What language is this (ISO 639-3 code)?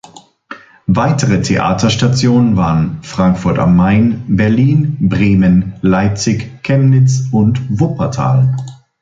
deu